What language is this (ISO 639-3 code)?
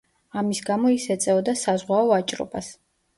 kat